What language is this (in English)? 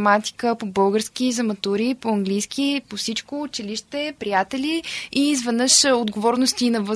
Bulgarian